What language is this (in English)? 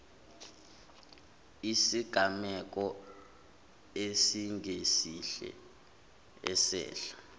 Zulu